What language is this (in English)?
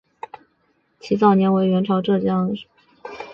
Chinese